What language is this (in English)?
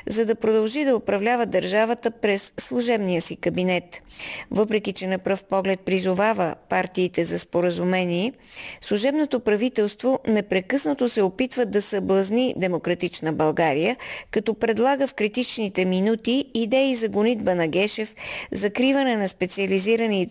Bulgarian